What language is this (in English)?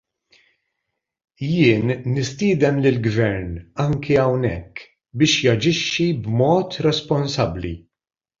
Maltese